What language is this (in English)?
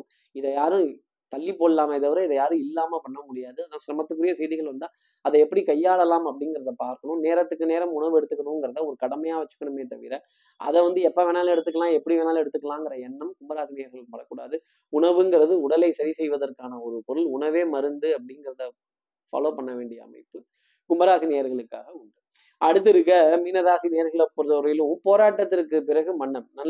Tamil